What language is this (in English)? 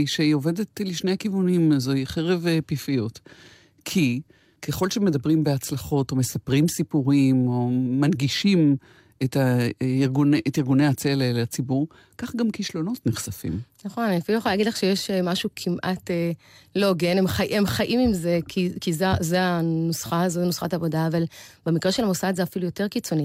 Hebrew